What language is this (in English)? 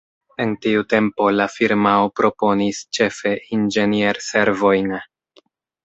Esperanto